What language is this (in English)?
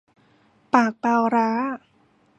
Thai